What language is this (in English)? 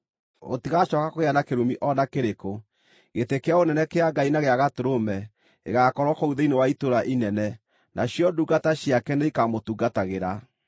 Kikuyu